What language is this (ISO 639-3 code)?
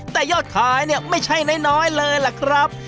tha